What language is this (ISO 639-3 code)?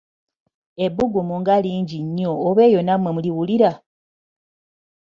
lug